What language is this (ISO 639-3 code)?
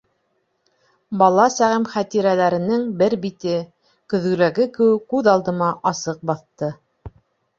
bak